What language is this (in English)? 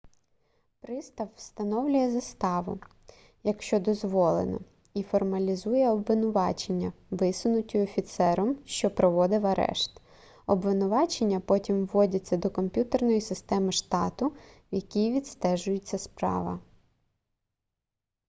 Ukrainian